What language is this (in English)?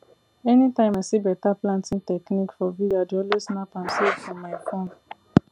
Nigerian Pidgin